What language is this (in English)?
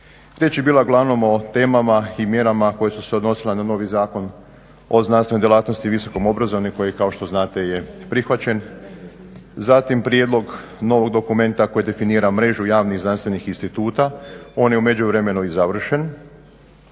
Croatian